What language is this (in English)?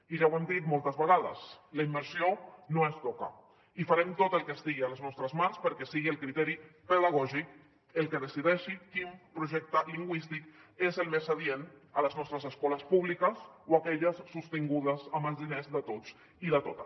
Catalan